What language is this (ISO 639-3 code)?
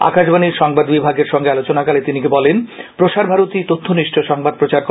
ben